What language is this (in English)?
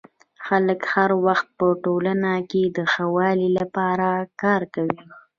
Pashto